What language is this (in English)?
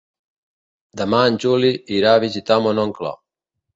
Catalan